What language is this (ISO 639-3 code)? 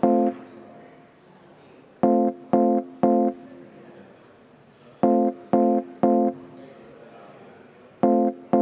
est